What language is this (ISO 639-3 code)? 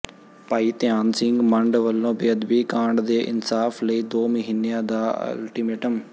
pan